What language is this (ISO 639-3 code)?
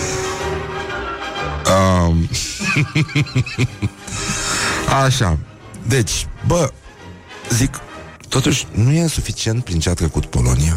ron